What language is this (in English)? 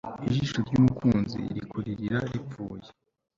Kinyarwanda